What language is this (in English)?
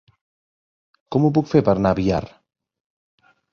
Catalan